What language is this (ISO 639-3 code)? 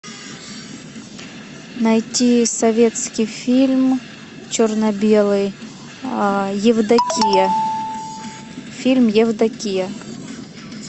rus